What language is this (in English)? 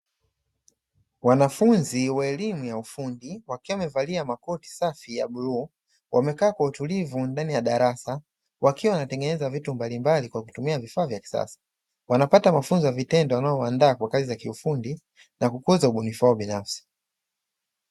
Swahili